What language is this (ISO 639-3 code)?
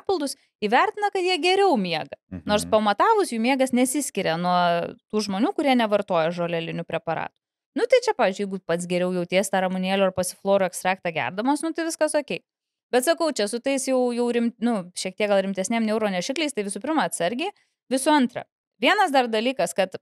lit